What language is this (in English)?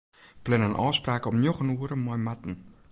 Western Frisian